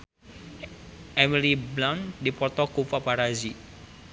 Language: Sundanese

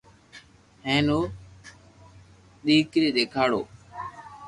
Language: Loarki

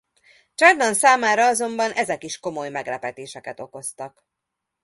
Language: Hungarian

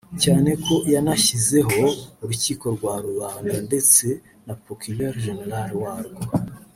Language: Kinyarwanda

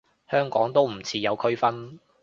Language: Cantonese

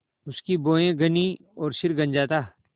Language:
Hindi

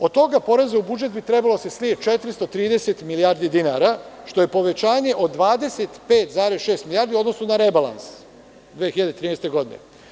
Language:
Serbian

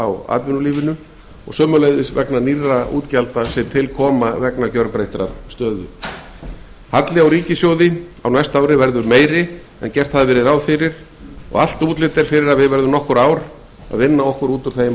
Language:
Icelandic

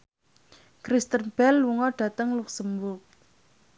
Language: Javanese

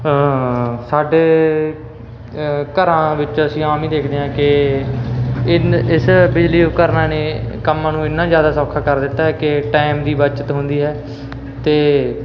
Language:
Punjabi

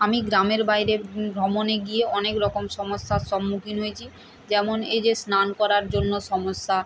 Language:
Bangla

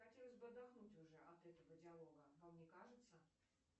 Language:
Russian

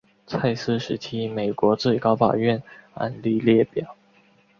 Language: Chinese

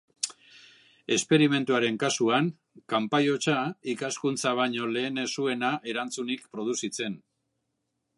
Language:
Basque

